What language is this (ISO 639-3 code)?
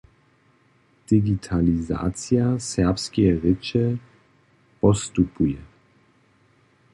hsb